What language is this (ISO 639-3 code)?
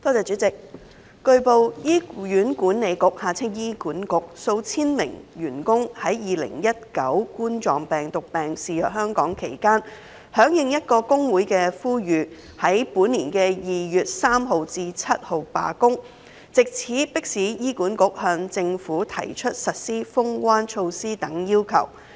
yue